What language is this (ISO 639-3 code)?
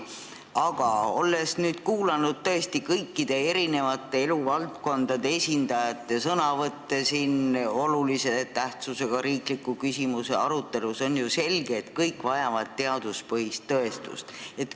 est